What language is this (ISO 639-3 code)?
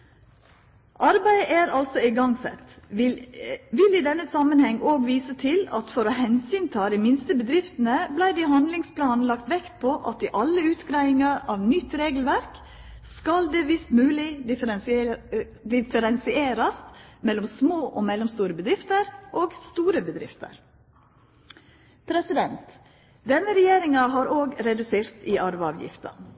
nno